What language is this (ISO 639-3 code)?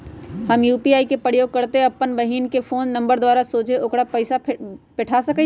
mag